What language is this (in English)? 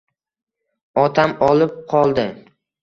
Uzbek